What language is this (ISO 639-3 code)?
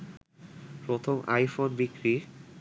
ben